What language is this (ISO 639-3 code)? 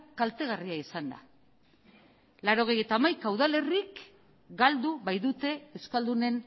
eus